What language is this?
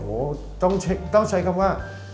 Thai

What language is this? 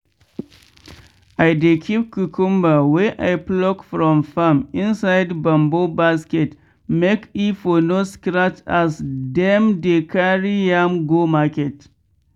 Nigerian Pidgin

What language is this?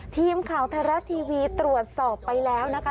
Thai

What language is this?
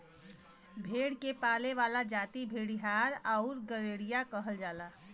Bhojpuri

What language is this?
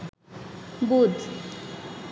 Bangla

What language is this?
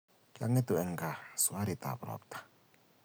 Kalenjin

